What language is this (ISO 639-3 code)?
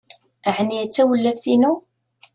kab